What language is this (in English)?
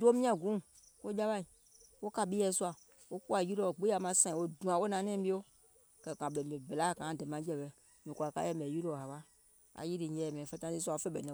Gola